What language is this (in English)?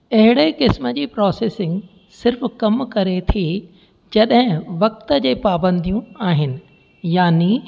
Sindhi